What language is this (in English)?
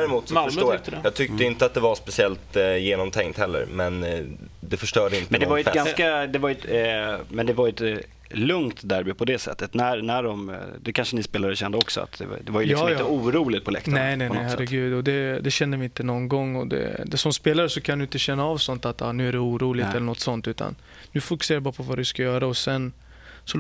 Swedish